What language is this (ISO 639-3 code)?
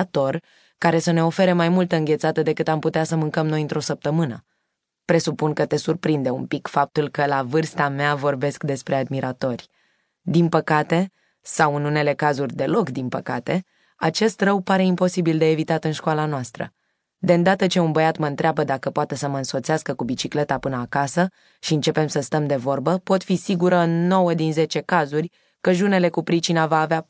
ron